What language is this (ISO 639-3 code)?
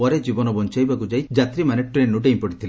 ori